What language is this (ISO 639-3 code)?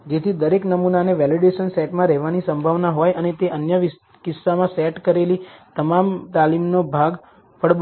guj